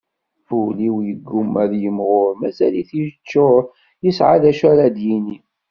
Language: Kabyle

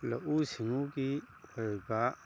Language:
Manipuri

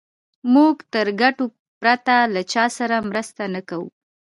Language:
Pashto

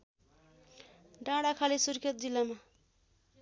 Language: Nepali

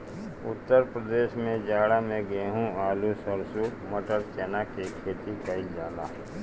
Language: Bhojpuri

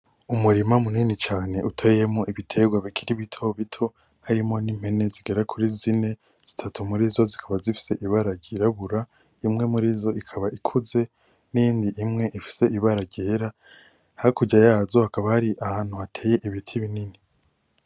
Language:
Rundi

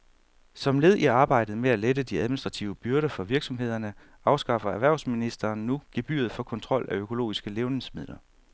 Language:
Danish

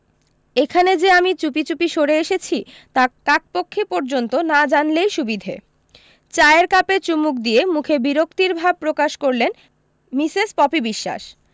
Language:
Bangla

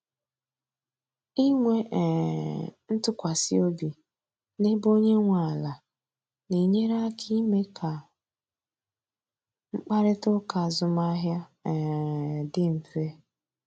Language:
Igbo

